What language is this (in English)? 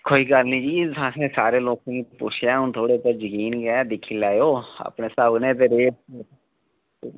Dogri